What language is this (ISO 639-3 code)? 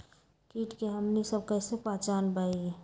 mag